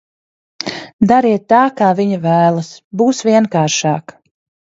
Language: Latvian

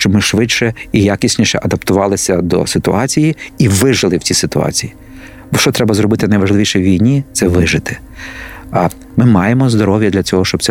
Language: Ukrainian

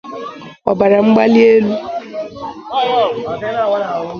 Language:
Igbo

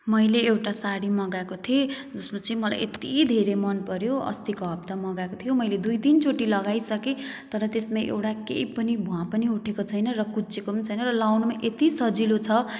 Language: Nepali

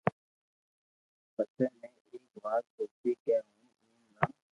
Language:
Loarki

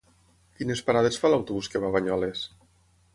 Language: Catalan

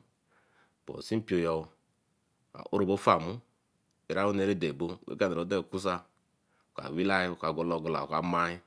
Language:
Eleme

